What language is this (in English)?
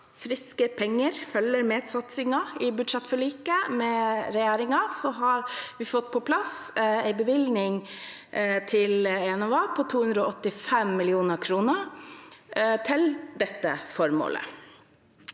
Norwegian